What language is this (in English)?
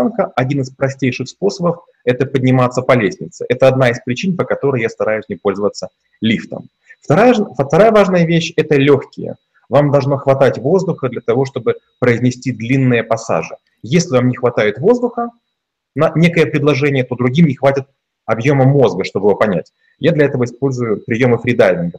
Russian